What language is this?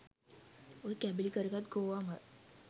Sinhala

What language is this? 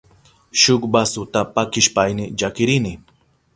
Southern Pastaza Quechua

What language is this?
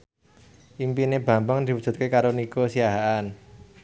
Javanese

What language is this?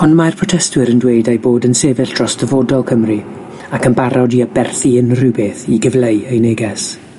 Welsh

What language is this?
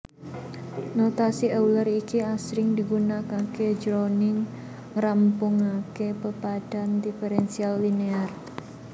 Javanese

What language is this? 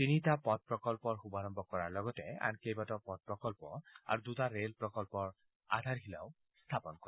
Assamese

